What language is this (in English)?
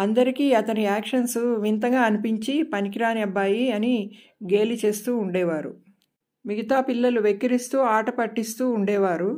Telugu